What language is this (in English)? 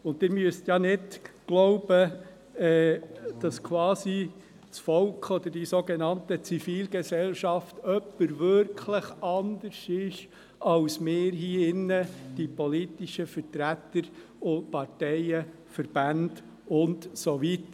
Swiss German